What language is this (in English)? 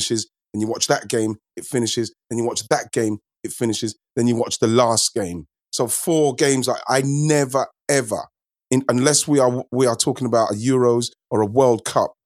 English